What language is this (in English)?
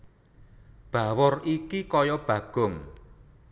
Javanese